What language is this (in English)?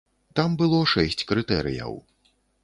Belarusian